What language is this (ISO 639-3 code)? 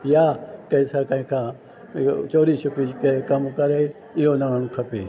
snd